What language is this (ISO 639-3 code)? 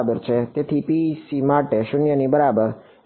guj